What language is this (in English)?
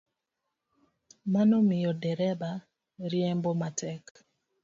Luo (Kenya and Tanzania)